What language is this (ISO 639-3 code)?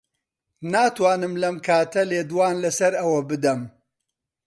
ckb